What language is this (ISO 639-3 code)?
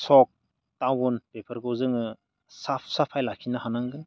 brx